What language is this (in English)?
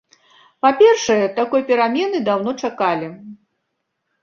Belarusian